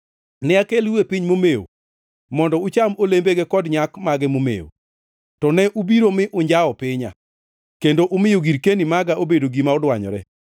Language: Luo (Kenya and Tanzania)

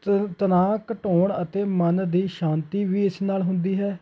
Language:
Punjabi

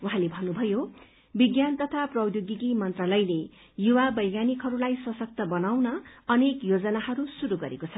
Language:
Nepali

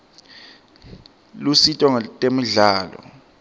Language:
Swati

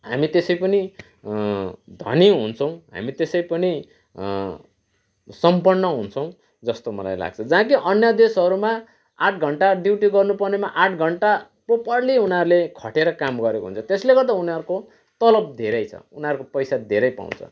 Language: Nepali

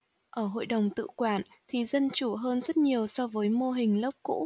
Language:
Vietnamese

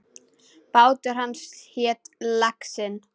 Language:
Icelandic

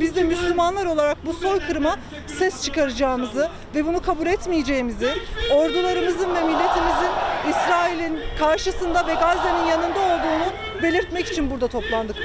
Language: Turkish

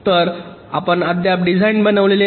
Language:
Marathi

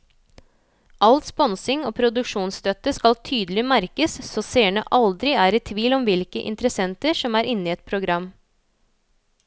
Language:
Norwegian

